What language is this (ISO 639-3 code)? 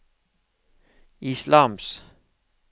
nor